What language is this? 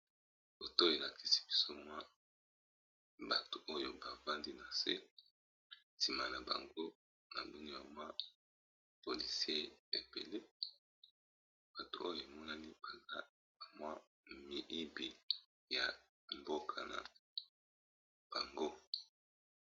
Lingala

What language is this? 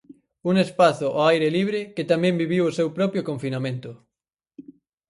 Galician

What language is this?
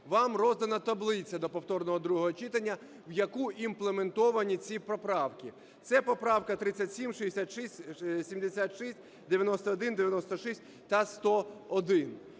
Ukrainian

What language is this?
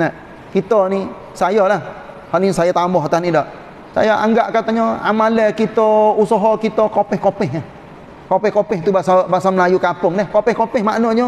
Malay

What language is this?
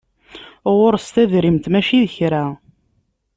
Kabyle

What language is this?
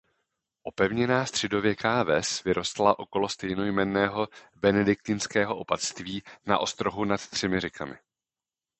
Czech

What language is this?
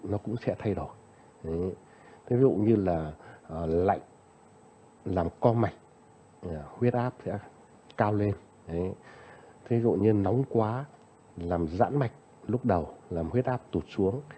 Vietnamese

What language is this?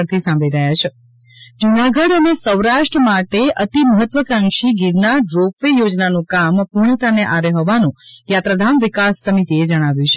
Gujarati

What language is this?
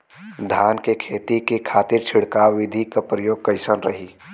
Bhojpuri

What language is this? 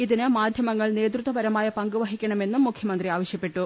Malayalam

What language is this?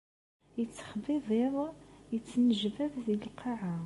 Kabyle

